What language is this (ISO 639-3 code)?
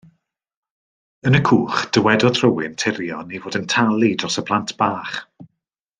cym